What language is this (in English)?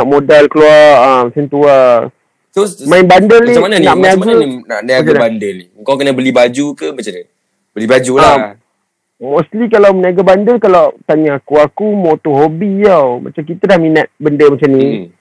Malay